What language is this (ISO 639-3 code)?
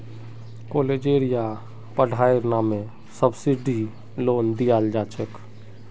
mag